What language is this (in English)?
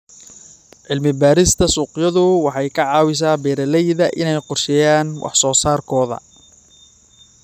Somali